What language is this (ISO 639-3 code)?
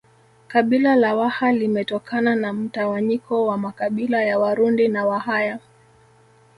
swa